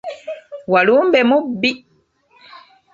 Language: Ganda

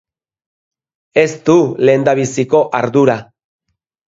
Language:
Basque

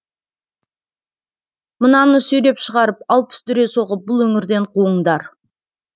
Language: Kazakh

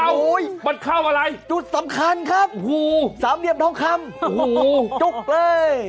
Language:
Thai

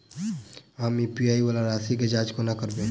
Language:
Maithili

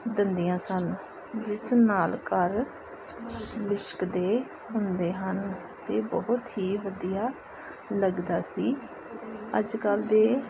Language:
Punjabi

